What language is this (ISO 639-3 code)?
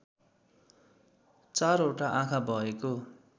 nep